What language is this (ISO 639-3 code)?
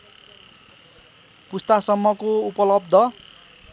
nep